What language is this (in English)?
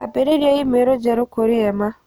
Kikuyu